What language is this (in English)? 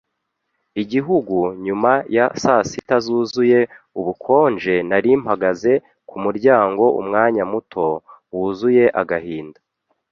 Kinyarwanda